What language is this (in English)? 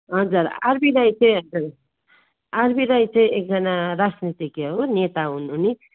Nepali